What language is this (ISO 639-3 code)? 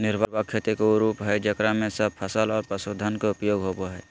mag